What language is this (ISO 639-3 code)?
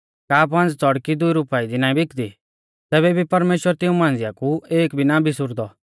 bfz